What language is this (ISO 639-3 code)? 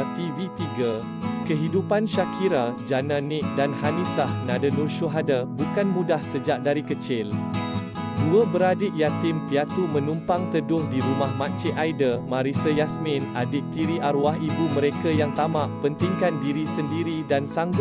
msa